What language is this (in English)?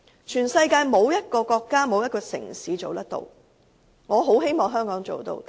Cantonese